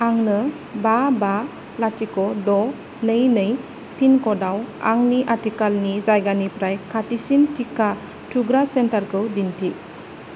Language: Bodo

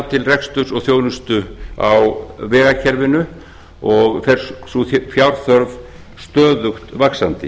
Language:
Icelandic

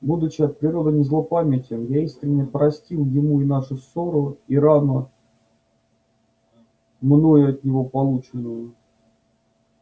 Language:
Russian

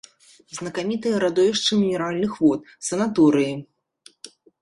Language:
Belarusian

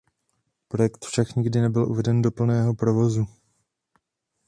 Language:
Czech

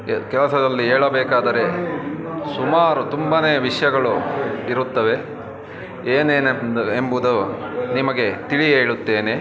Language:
Kannada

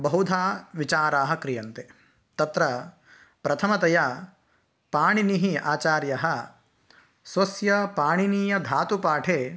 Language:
Sanskrit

